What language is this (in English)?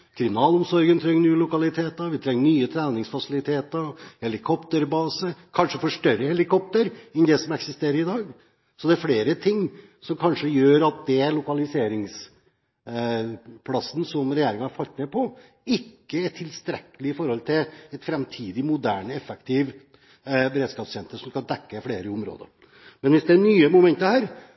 Norwegian Bokmål